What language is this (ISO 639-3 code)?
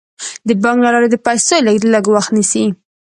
pus